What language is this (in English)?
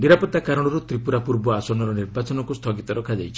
Odia